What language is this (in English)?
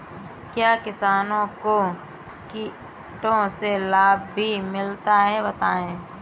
Hindi